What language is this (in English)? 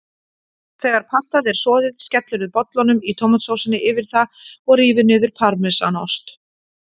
Icelandic